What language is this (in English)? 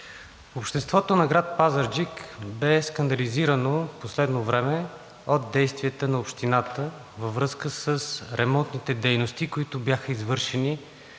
Bulgarian